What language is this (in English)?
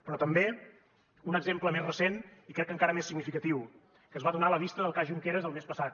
Catalan